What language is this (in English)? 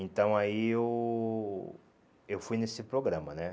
Portuguese